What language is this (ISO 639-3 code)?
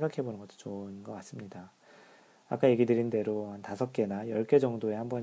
kor